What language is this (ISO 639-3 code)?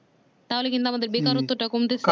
ben